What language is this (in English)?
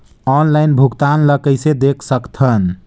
Chhattisgarhi